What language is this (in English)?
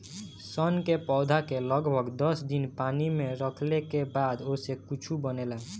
Bhojpuri